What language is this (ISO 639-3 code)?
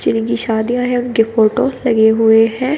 hin